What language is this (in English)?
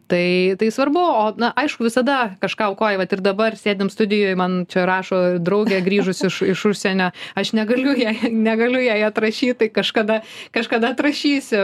Lithuanian